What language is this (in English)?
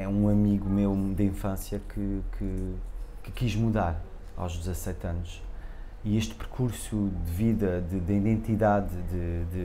Portuguese